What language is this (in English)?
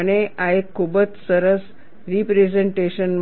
Gujarati